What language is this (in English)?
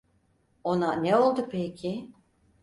Turkish